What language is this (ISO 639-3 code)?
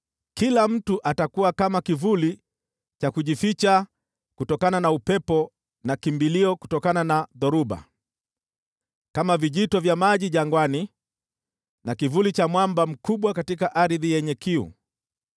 swa